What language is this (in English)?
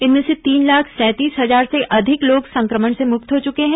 Hindi